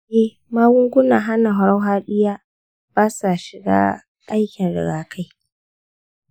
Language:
Hausa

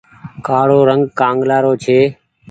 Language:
Goaria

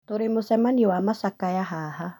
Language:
Kikuyu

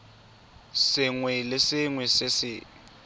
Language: Tswana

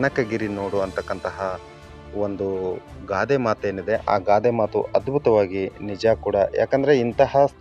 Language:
Indonesian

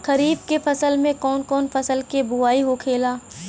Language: Bhojpuri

